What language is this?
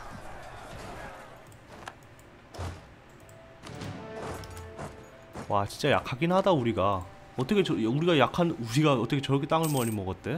Korean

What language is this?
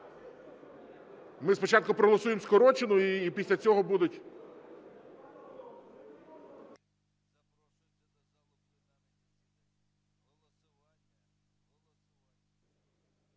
Ukrainian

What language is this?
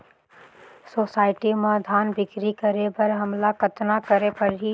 Chhattisgarhi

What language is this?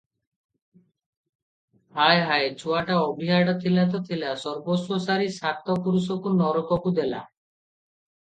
Odia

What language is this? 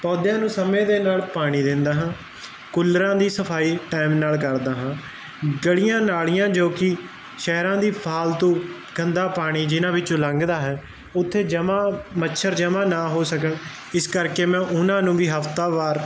Punjabi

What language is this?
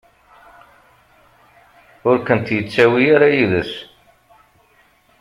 Kabyle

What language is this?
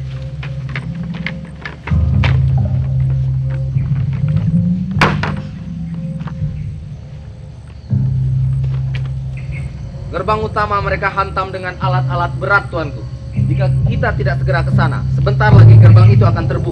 Indonesian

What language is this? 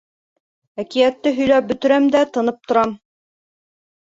Bashkir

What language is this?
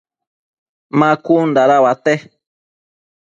Matsés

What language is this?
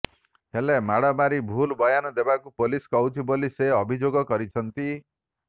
Odia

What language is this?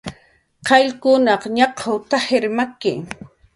Jaqaru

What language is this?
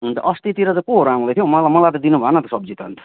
Nepali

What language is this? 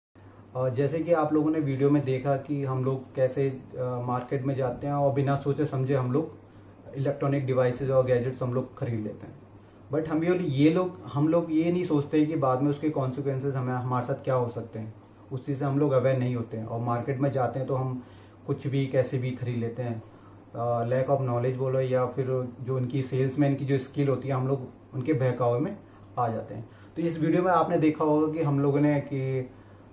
Hindi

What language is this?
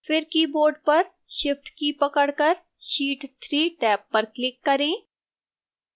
Hindi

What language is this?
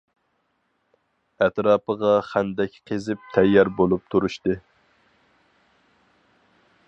Uyghur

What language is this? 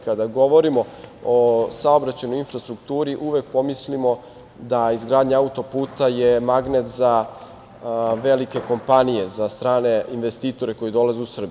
Serbian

